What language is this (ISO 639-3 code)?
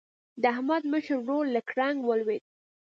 pus